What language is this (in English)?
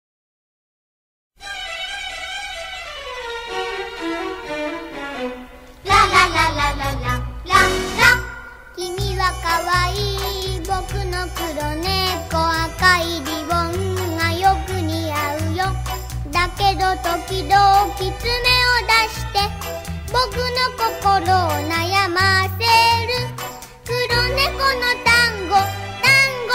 Greek